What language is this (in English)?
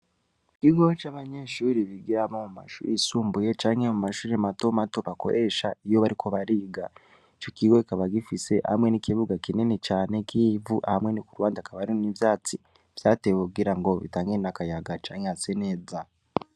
Rundi